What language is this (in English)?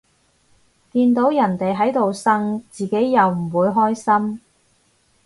Cantonese